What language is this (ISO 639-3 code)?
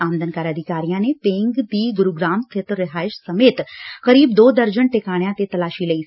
pan